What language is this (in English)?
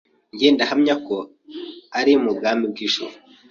Kinyarwanda